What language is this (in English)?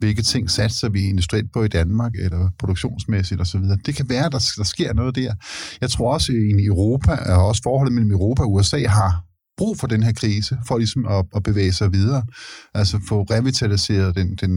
Danish